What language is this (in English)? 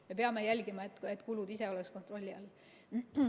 Estonian